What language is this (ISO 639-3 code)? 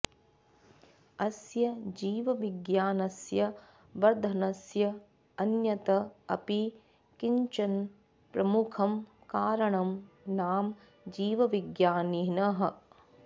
san